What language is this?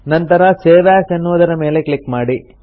Kannada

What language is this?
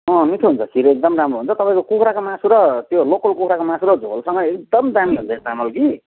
Nepali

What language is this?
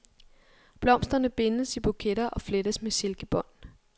Danish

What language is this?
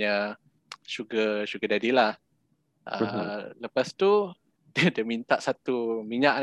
Malay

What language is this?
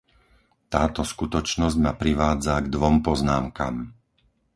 Slovak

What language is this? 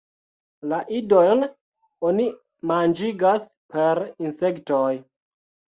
Esperanto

